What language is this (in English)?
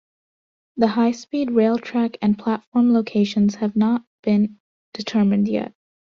English